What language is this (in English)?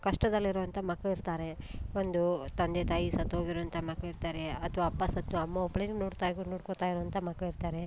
Kannada